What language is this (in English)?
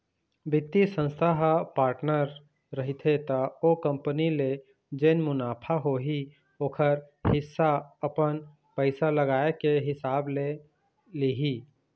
Chhattisgarhi